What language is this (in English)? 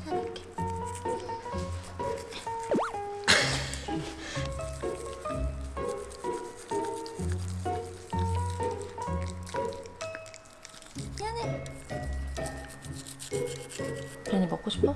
Korean